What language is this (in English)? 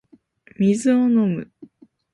Japanese